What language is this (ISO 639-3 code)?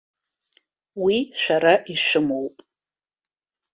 abk